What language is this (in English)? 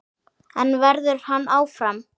Icelandic